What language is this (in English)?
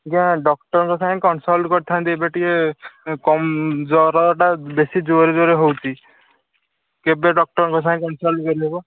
Odia